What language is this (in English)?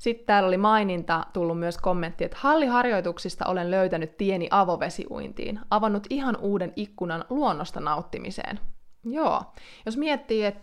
Finnish